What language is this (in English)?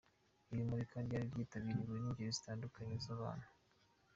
Kinyarwanda